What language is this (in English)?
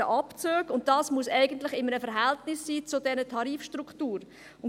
Swiss German